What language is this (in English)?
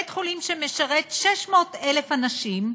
Hebrew